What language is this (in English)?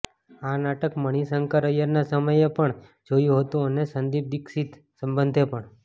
Gujarati